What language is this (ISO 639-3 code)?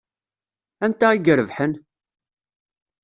kab